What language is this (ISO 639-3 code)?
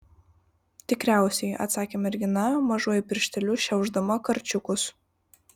lit